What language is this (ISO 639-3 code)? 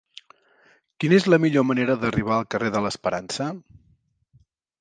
cat